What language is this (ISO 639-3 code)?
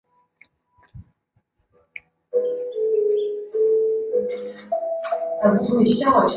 zho